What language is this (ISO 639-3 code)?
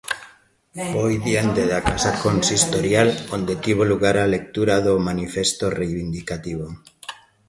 glg